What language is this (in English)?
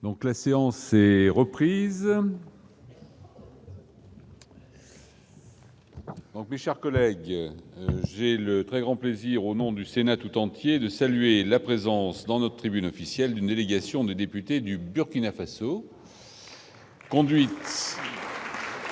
French